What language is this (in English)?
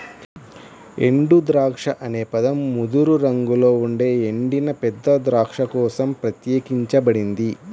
Telugu